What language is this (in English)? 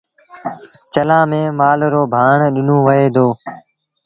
Sindhi Bhil